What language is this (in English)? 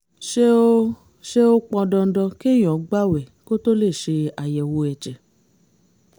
Yoruba